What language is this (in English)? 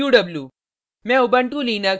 Hindi